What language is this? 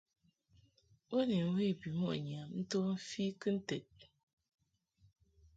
Mungaka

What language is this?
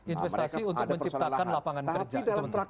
Indonesian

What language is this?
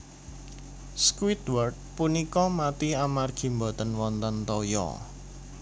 Javanese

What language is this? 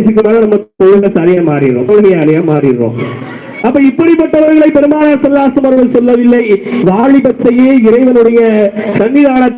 Tamil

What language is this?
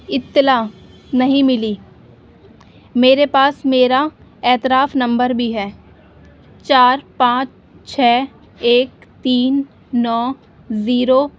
Urdu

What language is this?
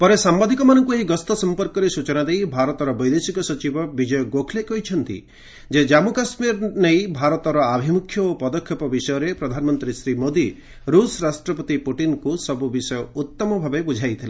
Odia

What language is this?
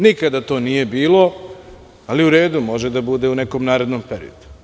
Serbian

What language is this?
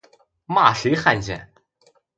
Chinese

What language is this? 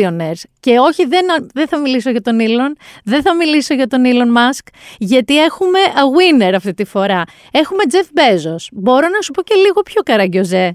Greek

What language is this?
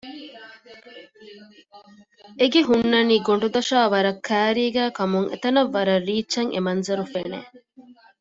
Divehi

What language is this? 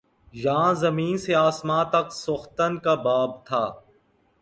Urdu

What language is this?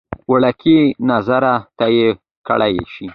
Pashto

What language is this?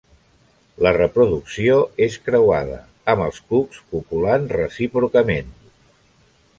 Catalan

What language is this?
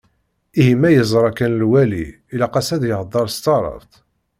Kabyle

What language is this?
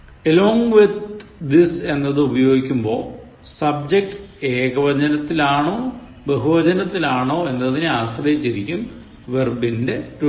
Malayalam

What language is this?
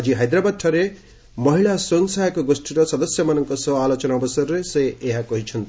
Odia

